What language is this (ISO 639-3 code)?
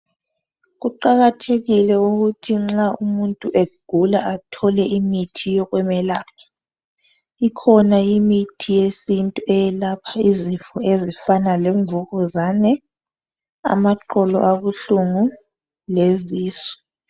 nde